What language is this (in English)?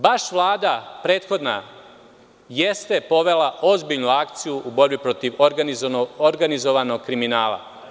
Serbian